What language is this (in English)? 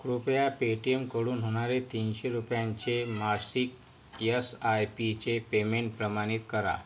Marathi